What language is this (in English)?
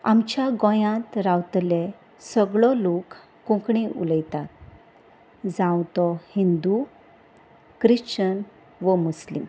Konkani